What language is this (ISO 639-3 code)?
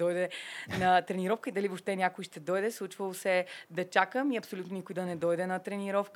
bul